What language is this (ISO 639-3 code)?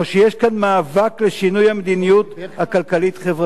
heb